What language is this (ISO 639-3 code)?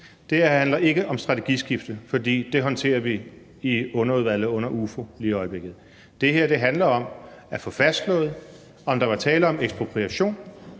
dan